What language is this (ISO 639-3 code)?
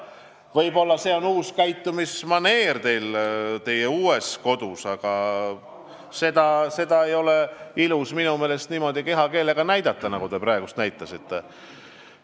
est